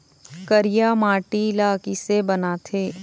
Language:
Chhattisgarhi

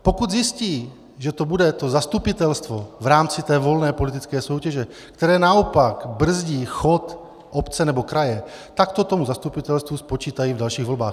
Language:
Czech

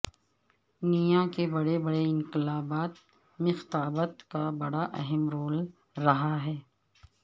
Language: Urdu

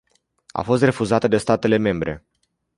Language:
Romanian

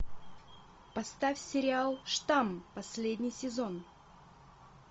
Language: Russian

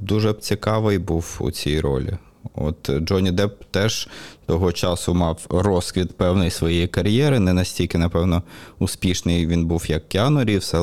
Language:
Ukrainian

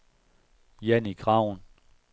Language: Danish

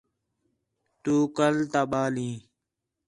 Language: Khetrani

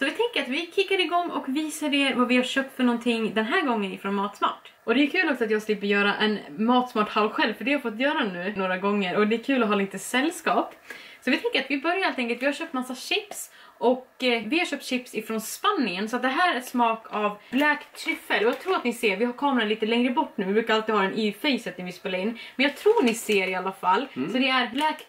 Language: Swedish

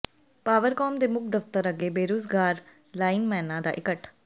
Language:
Punjabi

